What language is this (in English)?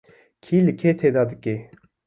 Kurdish